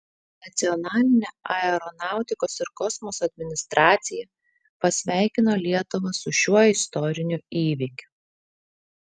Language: Lithuanian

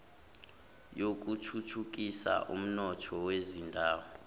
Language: Zulu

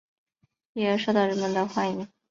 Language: Chinese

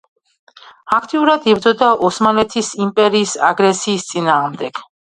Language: Georgian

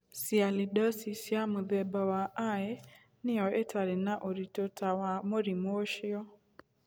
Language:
Kikuyu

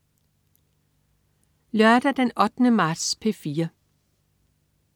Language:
Danish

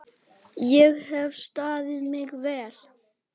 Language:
Icelandic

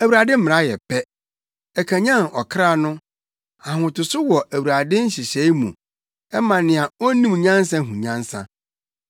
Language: Akan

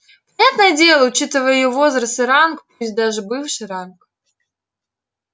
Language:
Russian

